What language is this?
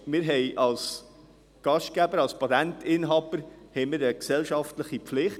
Swiss German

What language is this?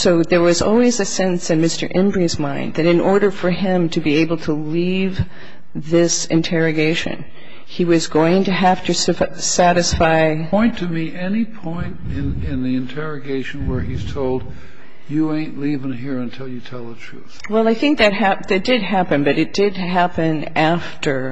English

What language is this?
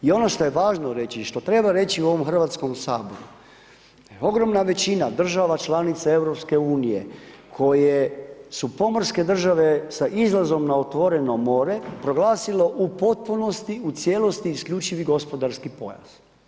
Croatian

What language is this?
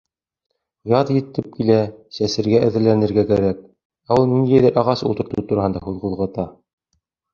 Bashkir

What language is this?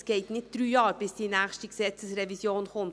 Swiss German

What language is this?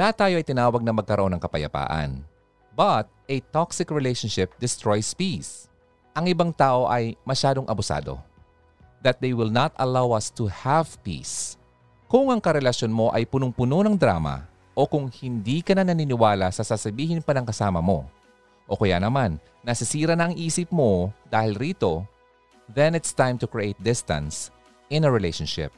Filipino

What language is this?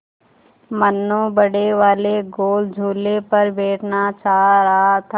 Hindi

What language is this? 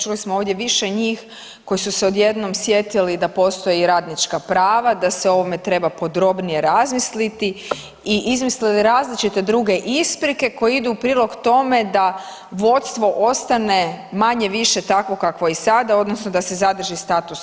Croatian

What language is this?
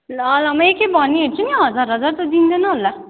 Nepali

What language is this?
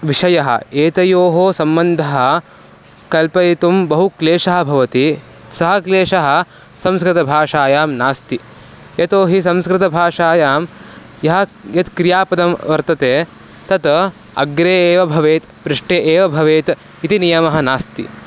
Sanskrit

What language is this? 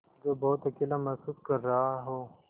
Hindi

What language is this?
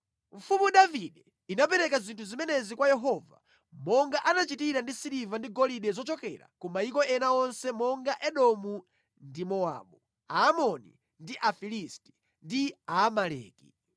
Nyanja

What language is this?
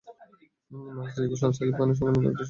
Bangla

